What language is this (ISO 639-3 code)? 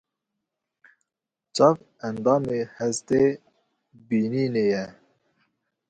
kur